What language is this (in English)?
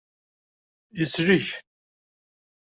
Kabyle